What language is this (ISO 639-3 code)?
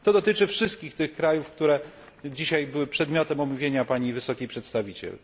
pol